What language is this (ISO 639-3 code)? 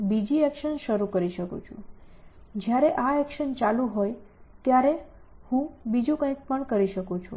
guj